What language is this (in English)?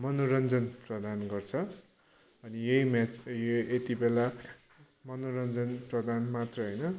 Nepali